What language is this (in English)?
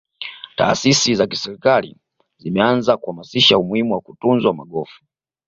Swahili